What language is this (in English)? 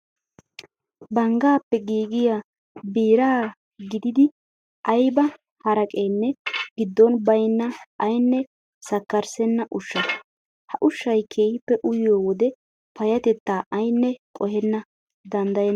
Wolaytta